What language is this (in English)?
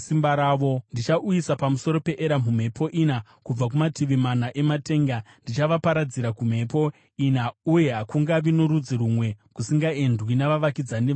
Shona